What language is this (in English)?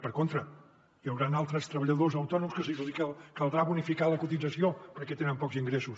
Catalan